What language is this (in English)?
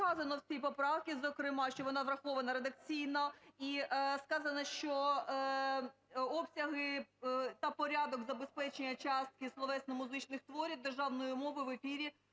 Ukrainian